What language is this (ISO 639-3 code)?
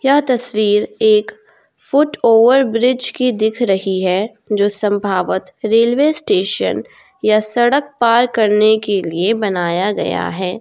hin